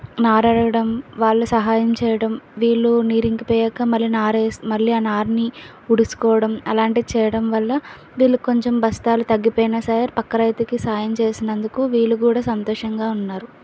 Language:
Telugu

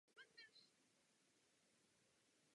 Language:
Czech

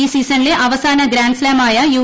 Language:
Malayalam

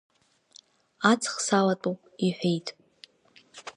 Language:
Abkhazian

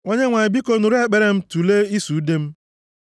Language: Igbo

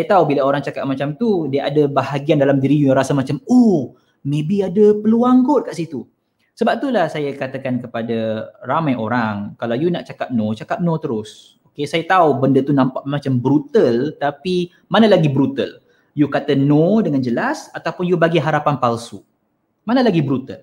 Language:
Malay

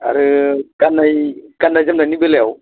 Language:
Bodo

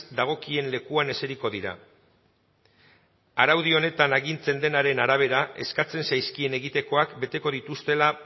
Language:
Basque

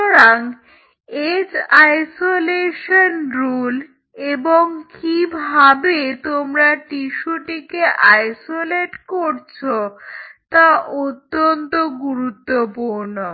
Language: Bangla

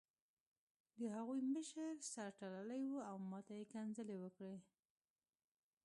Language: Pashto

